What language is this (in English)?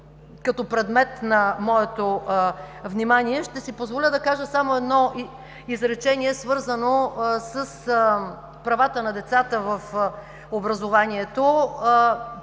Bulgarian